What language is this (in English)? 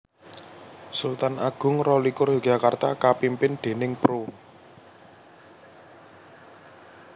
Javanese